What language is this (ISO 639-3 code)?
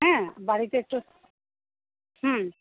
ben